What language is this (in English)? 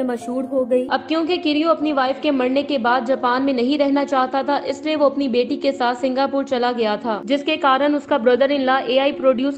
Hindi